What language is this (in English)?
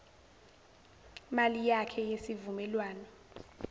Zulu